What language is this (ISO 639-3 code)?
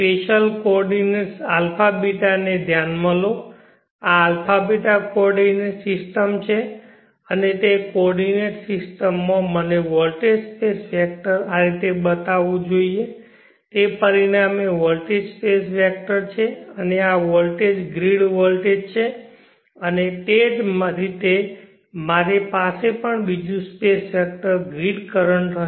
guj